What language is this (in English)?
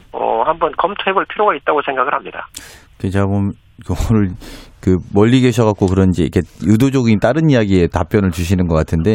Korean